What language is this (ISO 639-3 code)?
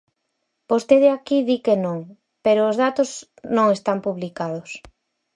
glg